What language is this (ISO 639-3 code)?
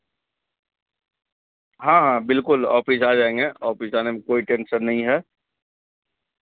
urd